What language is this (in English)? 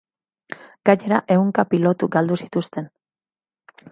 Basque